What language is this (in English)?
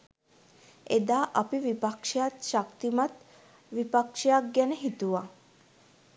Sinhala